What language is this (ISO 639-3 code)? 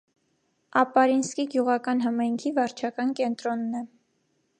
hye